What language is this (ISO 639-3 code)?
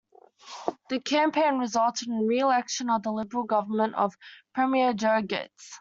eng